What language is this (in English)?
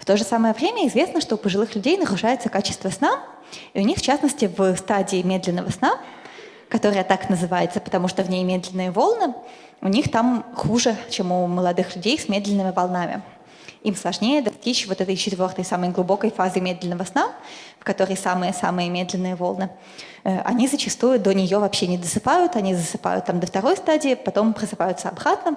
Russian